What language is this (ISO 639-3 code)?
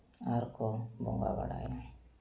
sat